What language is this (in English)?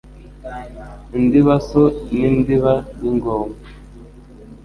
Kinyarwanda